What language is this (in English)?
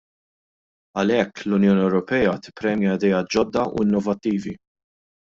Maltese